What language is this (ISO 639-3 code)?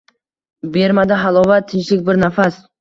uzb